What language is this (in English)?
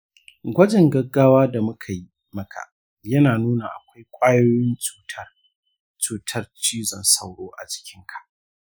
Hausa